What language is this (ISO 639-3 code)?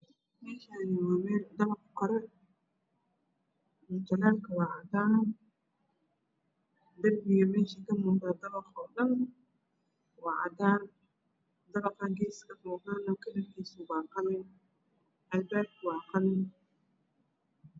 som